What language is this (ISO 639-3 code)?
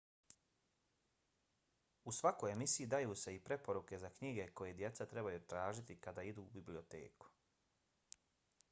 bos